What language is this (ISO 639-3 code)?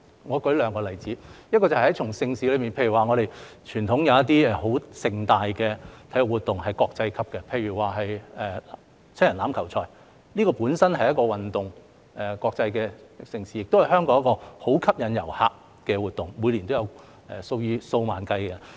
yue